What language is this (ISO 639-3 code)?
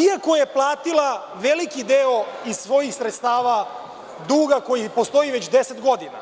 srp